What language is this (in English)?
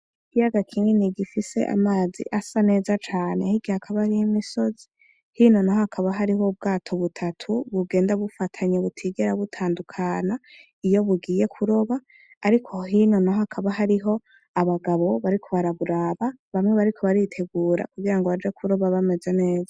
Rundi